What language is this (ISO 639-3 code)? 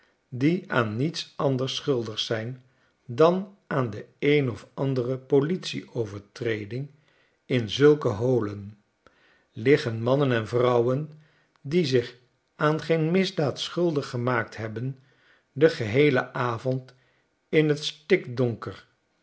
nld